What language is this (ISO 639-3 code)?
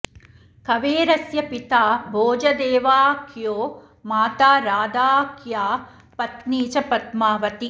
san